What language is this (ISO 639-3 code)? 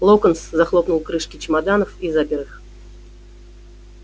rus